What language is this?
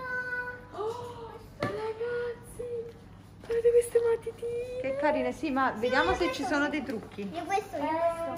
Italian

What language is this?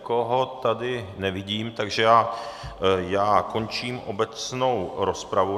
Czech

